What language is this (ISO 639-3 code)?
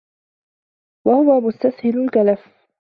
ara